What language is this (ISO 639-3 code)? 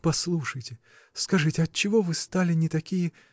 rus